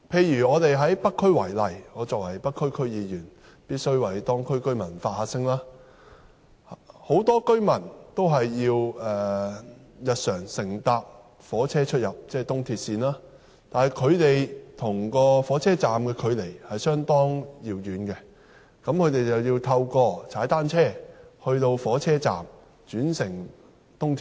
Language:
Cantonese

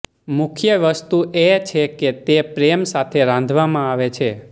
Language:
Gujarati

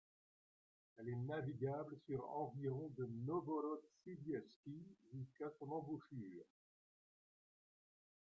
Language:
French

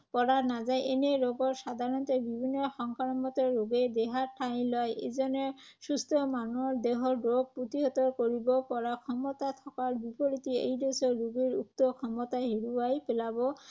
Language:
Assamese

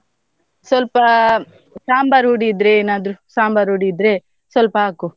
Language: Kannada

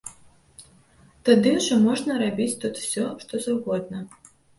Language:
Belarusian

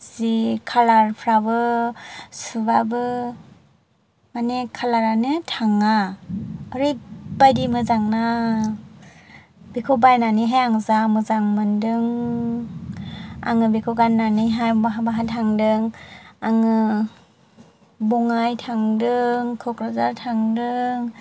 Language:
Bodo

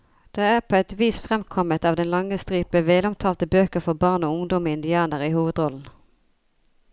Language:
Norwegian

